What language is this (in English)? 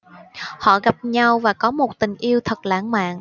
Vietnamese